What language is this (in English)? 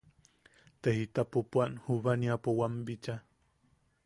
Yaqui